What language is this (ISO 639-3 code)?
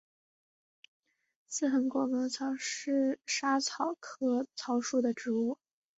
zho